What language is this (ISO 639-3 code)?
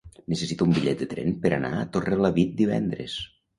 cat